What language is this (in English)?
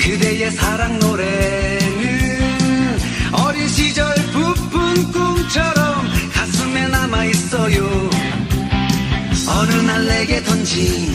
Korean